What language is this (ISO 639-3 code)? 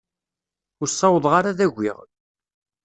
kab